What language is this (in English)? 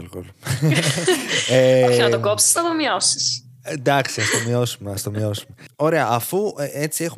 Greek